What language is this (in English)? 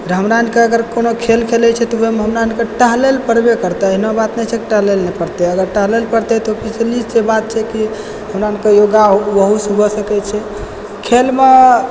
Maithili